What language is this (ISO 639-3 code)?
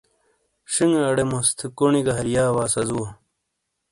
scl